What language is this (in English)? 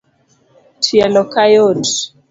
Luo (Kenya and Tanzania)